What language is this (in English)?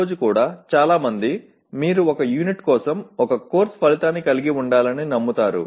Telugu